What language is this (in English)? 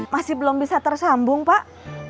Indonesian